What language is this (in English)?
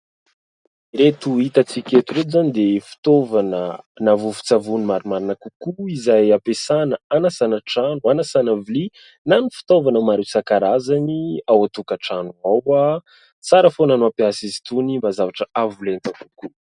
Malagasy